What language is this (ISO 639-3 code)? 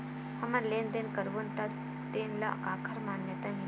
hne